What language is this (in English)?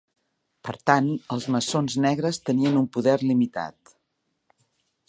Catalan